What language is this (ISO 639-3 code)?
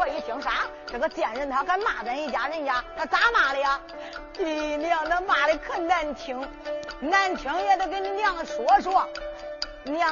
zho